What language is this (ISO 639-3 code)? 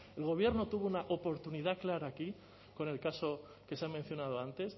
spa